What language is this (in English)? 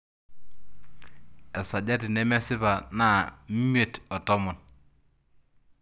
Masai